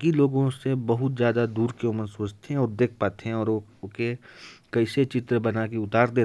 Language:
Korwa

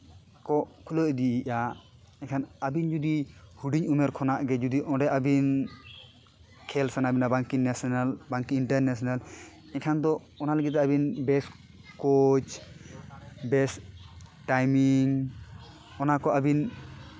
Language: Santali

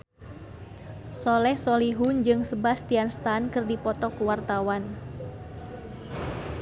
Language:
Sundanese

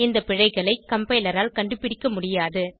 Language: Tamil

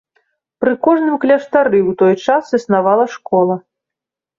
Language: Belarusian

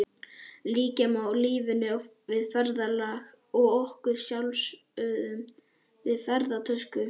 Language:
Icelandic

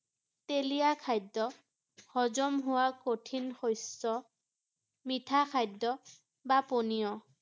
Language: Assamese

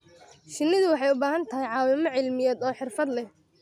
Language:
Somali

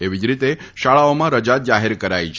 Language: Gujarati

